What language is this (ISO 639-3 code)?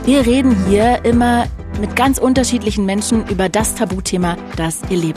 deu